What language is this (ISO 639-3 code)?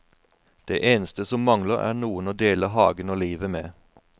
nor